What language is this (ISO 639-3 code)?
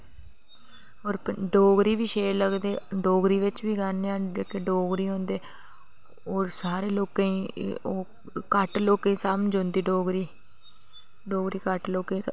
doi